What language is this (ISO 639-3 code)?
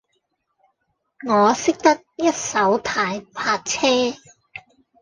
yue